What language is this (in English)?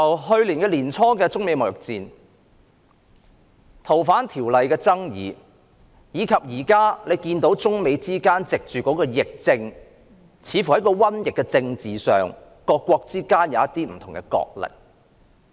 Cantonese